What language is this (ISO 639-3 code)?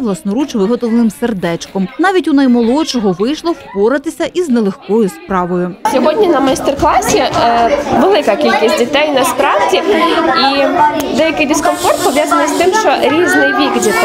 ukr